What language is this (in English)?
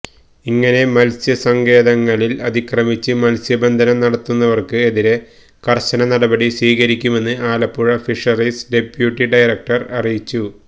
Malayalam